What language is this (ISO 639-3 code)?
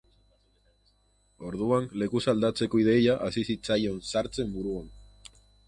eus